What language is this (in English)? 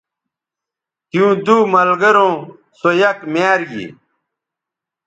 Bateri